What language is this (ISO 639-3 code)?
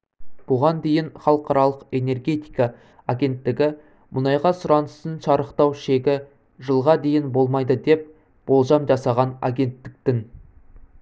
kaz